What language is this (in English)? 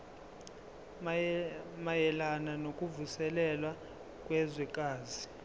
Zulu